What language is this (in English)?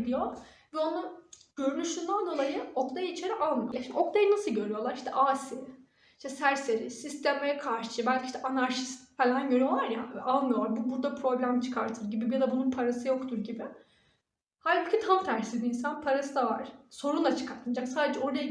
Turkish